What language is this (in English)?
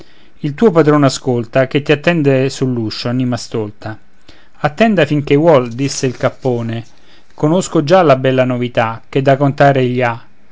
Italian